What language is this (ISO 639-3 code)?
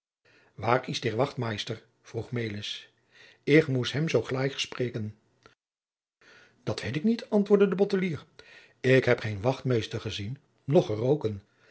nld